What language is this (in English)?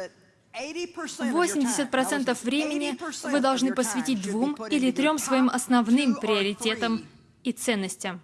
Russian